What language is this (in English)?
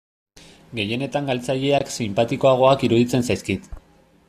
Basque